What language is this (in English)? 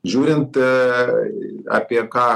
Lithuanian